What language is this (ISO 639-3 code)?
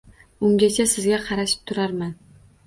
uzb